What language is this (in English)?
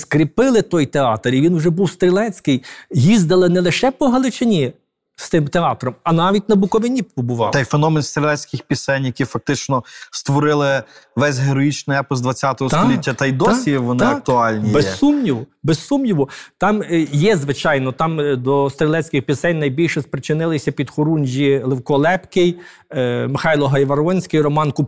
Ukrainian